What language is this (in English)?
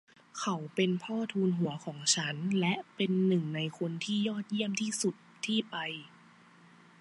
Thai